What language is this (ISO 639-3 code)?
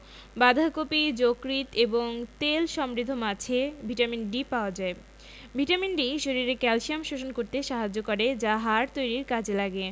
ben